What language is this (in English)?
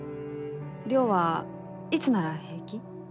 Japanese